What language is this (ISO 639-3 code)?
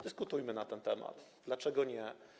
pol